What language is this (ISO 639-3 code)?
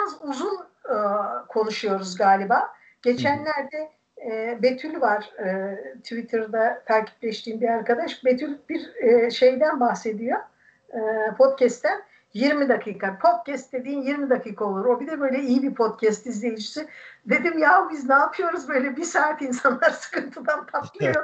tur